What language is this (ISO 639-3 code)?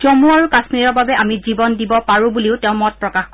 asm